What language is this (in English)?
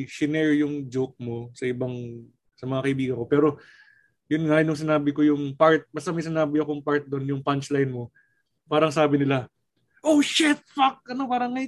Filipino